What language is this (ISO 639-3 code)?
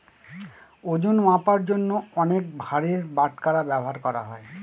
ben